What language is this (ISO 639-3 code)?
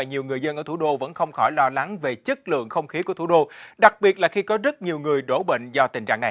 vie